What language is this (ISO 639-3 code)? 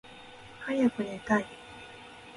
jpn